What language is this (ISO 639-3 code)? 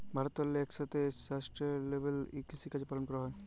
ben